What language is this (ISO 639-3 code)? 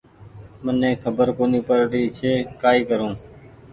gig